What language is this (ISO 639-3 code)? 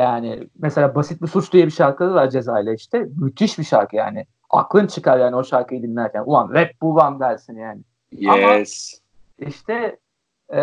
tur